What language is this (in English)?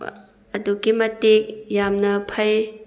Manipuri